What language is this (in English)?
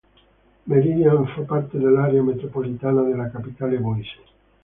Italian